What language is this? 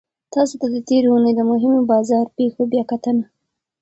Pashto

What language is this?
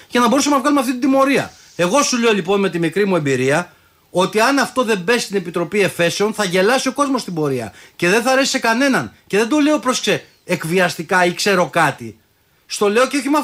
Greek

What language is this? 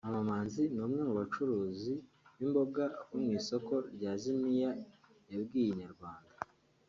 Kinyarwanda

